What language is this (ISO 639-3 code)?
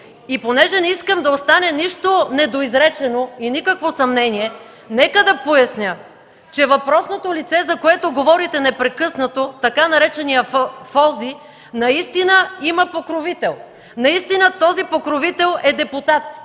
bul